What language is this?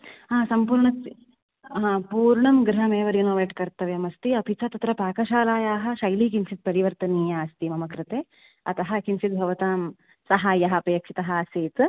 Sanskrit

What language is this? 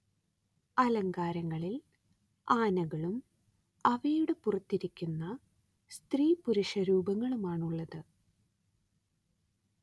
Malayalam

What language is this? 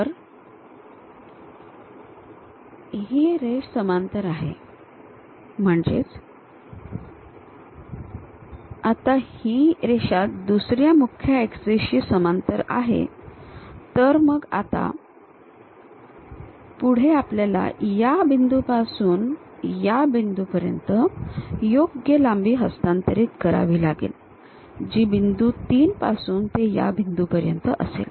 Marathi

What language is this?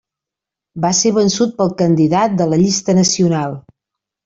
Catalan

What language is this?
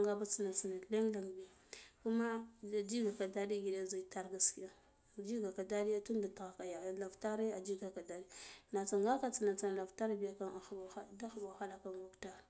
Guduf-Gava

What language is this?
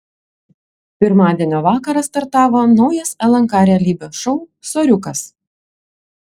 Lithuanian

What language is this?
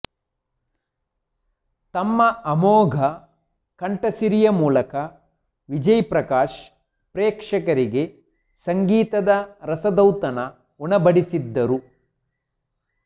Kannada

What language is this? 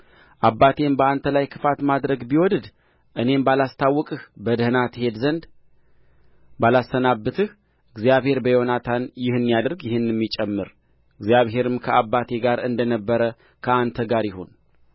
Amharic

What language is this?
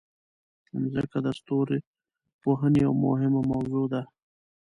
Pashto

